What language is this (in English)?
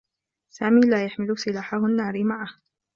Arabic